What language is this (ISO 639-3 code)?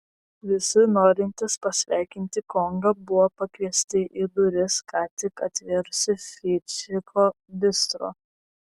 lit